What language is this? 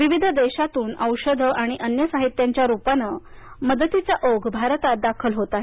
Marathi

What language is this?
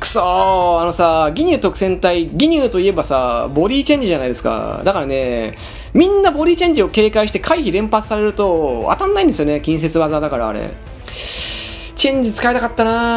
Japanese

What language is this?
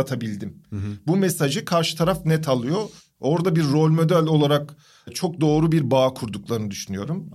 Turkish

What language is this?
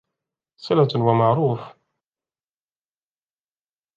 Arabic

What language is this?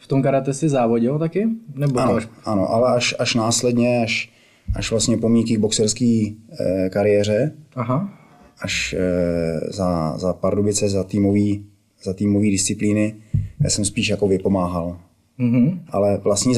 Czech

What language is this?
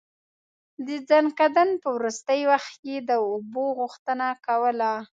Pashto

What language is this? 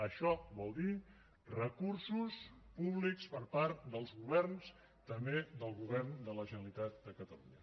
Catalan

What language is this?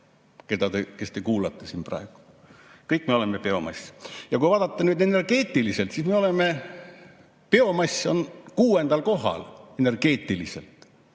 Estonian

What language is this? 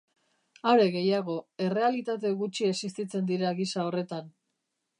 Basque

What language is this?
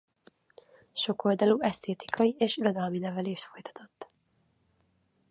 Hungarian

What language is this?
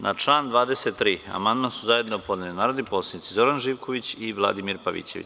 Serbian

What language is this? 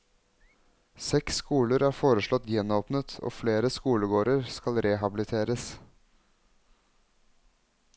Norwegian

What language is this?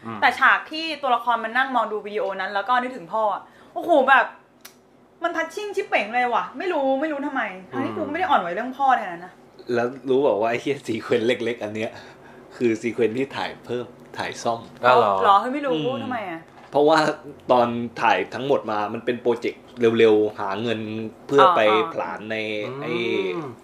Thai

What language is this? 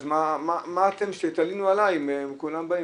Hebrew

